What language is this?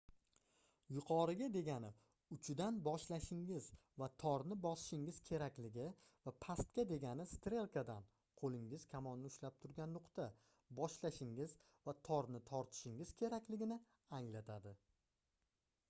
Uzbek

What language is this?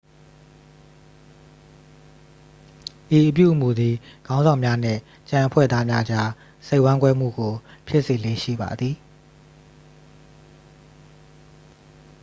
Burmese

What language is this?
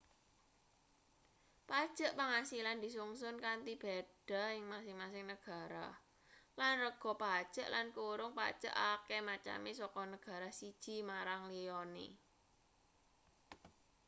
Javanese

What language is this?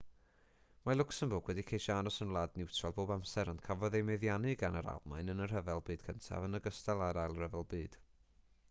Welsh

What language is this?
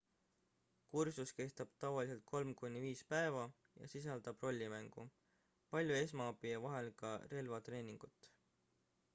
Estonian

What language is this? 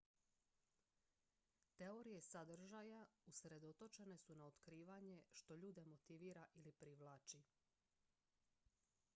Croatian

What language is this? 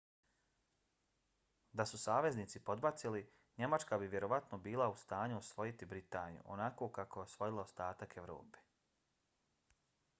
Bosnian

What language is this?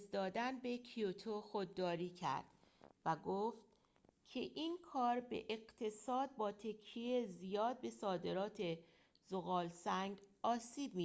Persian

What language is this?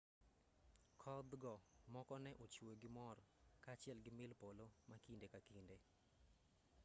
Luo (Kenya and Tanzania)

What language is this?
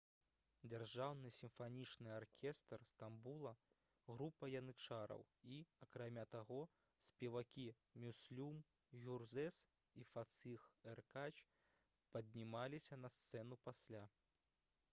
Belarusian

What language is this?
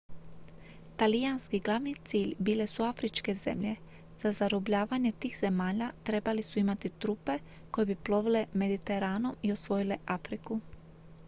Croatian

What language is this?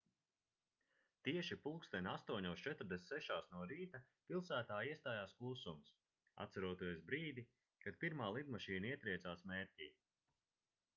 Latvian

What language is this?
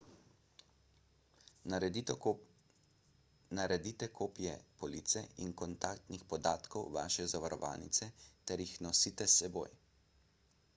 Slovenian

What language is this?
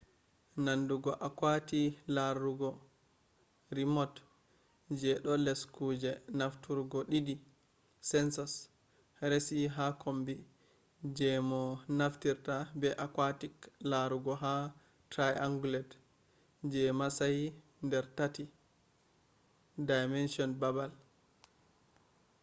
Fula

